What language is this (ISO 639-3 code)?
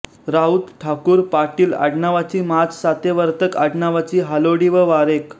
mar